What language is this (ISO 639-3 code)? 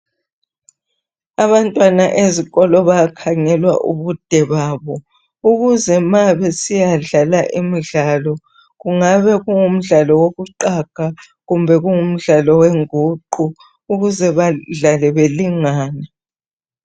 nde